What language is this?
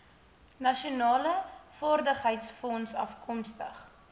Afrikaans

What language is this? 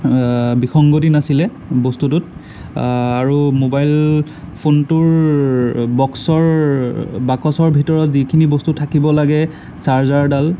Assamese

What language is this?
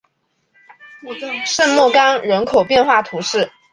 Chinese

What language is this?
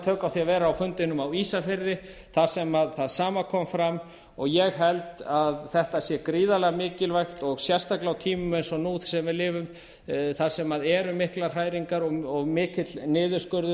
Icelandic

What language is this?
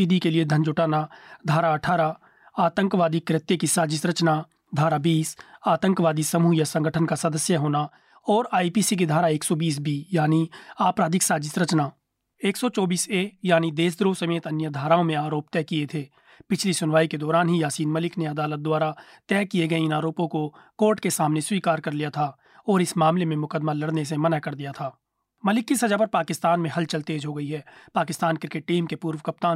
Hindi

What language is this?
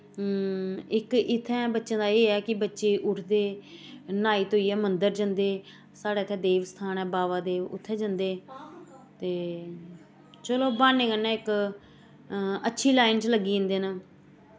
Dogri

